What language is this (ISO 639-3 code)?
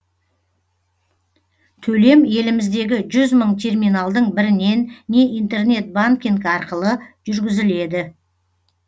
kaz